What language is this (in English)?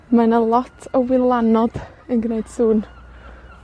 Welsh